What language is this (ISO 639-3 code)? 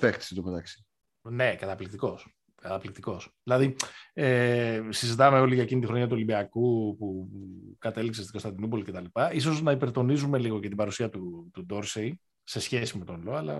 ell